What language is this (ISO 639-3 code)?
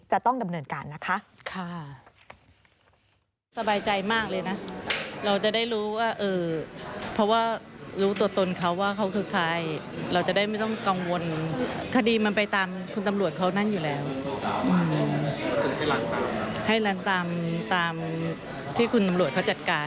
tha